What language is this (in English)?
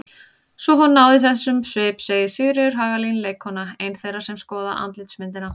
Icelandic